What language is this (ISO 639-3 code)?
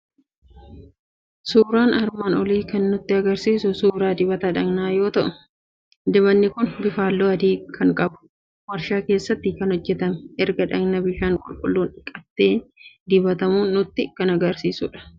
orm